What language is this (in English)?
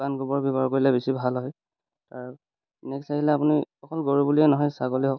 Assamese